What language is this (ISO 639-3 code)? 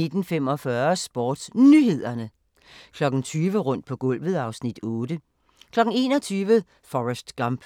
dan